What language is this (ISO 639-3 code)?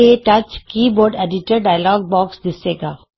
pan